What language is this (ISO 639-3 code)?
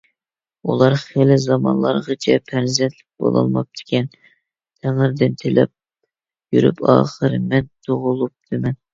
uig